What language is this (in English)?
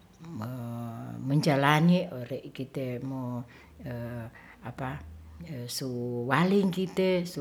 Ratahan